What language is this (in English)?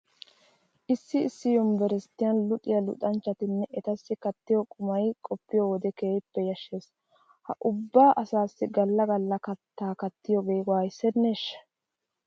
Wolaytta